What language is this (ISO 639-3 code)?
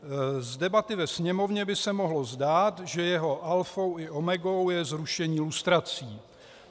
ces